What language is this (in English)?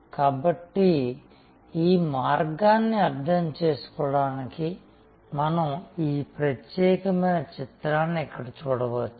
Telugu